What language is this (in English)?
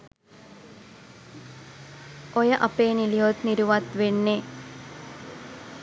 Sinhala